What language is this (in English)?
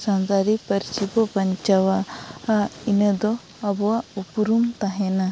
Santali